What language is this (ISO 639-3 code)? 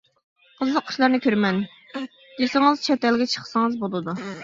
uig